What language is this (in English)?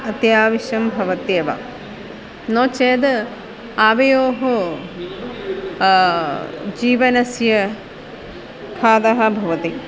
Sanskrit